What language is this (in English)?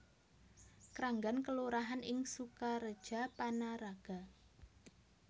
Javanese